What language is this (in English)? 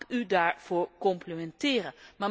Dutch